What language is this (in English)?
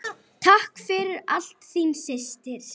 Icelandic